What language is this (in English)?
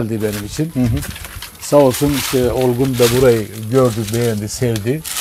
Turkish